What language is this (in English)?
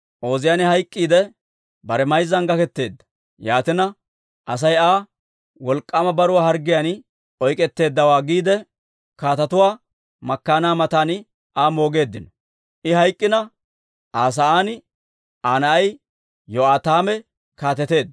Dawro